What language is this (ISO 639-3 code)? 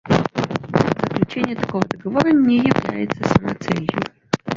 rus